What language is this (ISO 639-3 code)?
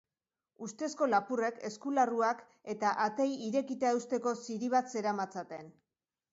eus